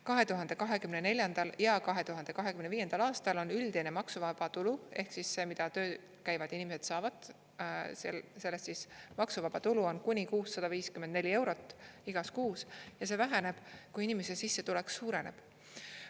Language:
Estonian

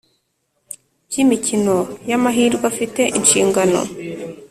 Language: Kinyarwanda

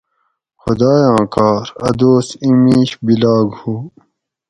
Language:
Gawri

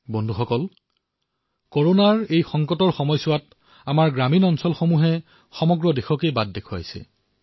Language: Assamese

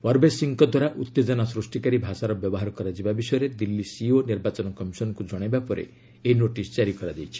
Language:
Odia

